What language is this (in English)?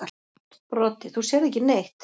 Icelandic